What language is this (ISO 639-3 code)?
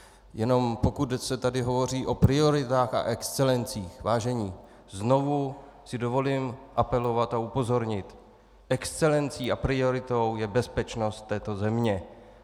ces